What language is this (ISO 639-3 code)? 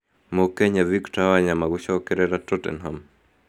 kik